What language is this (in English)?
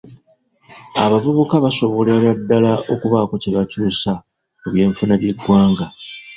Ganda